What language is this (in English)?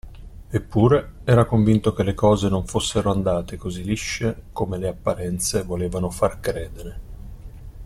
Italian